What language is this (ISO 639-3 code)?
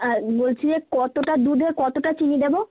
ben